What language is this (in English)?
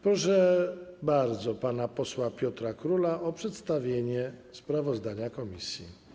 Polish